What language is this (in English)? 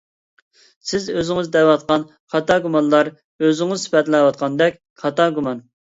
Uyghur